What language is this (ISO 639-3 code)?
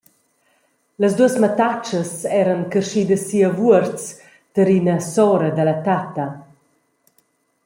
roh